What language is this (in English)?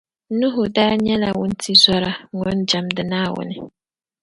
Dagbani